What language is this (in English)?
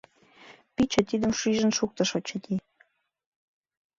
Mari